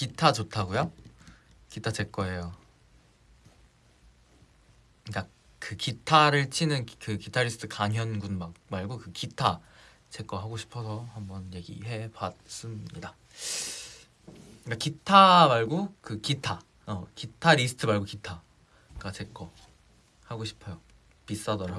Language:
Korean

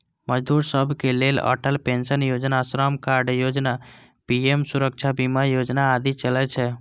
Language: Maithili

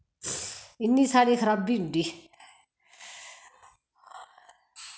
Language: Dogri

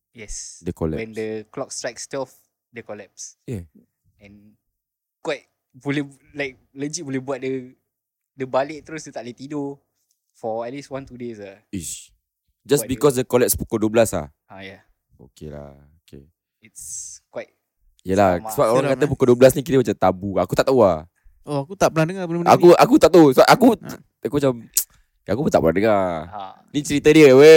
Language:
Malay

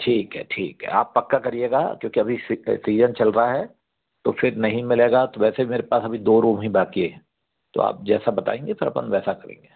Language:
Hindi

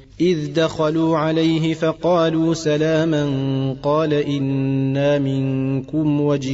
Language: Arabic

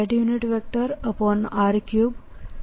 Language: Gujarati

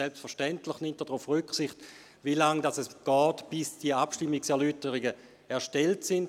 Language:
Swiss German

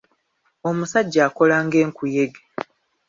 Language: Ganda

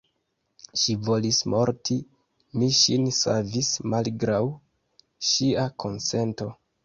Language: Esperanto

